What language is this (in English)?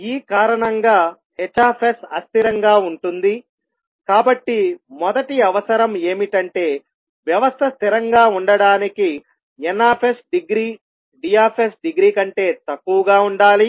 Telugu